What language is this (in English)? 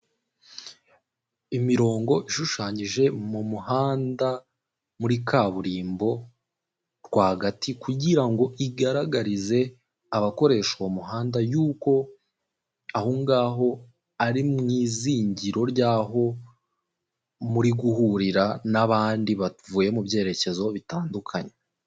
Kinyarwanda